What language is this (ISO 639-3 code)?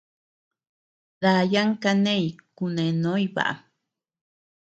cux